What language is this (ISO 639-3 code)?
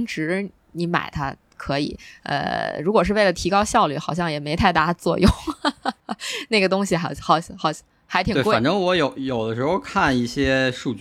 zho